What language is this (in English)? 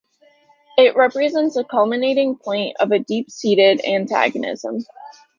English